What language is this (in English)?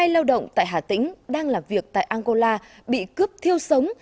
Vietnamese